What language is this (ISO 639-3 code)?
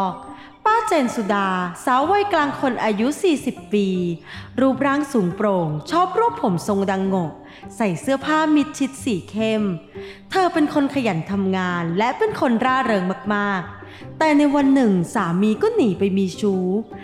tha